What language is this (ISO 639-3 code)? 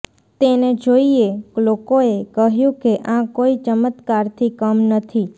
guj